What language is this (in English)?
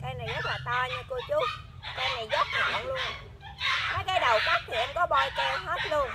Vietnamese